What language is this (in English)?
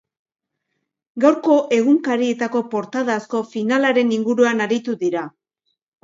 Basque